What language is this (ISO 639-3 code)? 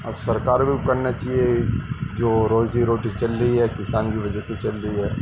urd